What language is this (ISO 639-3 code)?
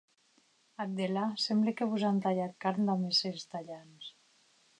oci